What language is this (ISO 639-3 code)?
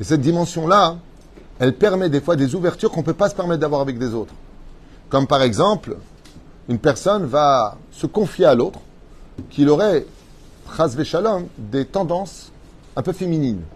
fra